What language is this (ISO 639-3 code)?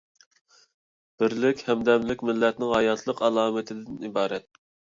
uig